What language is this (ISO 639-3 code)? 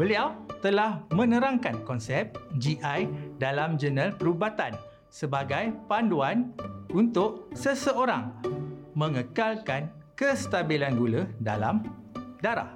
msa